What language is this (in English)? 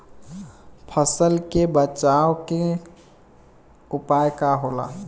Bhojpuri